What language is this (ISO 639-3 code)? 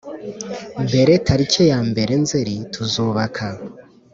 kin